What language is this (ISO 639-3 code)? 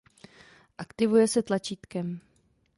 ces